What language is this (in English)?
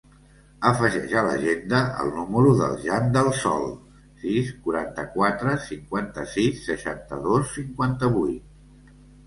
Catalan